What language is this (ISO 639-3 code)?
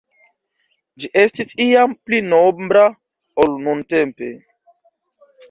epo